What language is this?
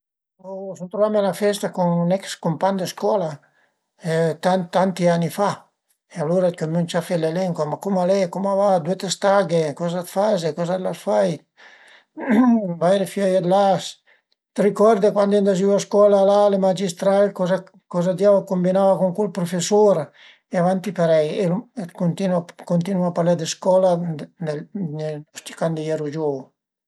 Piedmontese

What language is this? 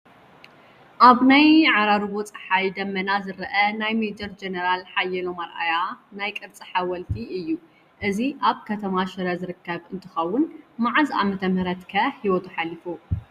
Tigrinya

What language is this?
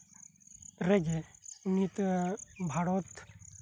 Santali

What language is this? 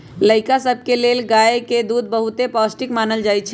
Magahi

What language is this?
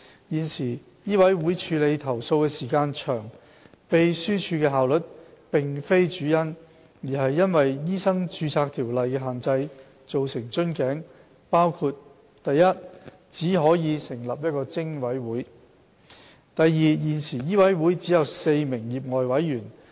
Cantonese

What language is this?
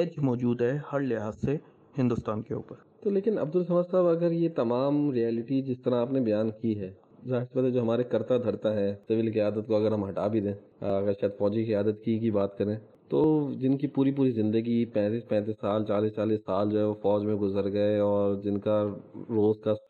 Urdu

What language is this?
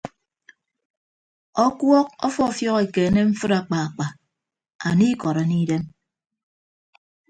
Ibibio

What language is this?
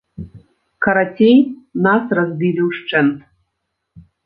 Belarusian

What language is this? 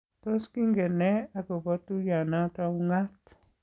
Kalenjin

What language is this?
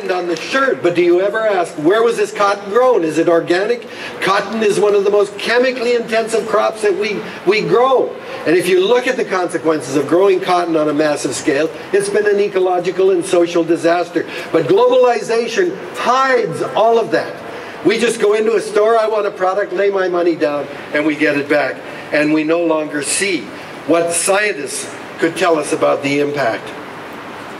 English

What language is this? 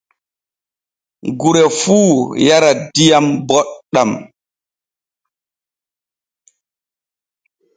Borgu Fulfulde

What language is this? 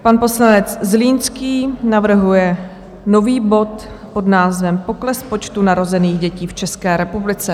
Czech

